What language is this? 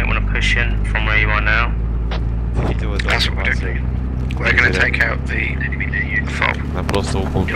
Russian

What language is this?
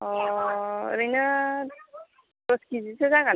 Bodo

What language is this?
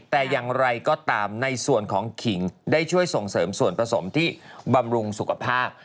Thai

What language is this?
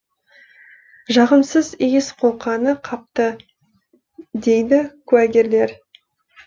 Kazakh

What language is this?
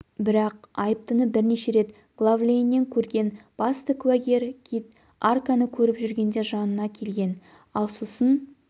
Kazakh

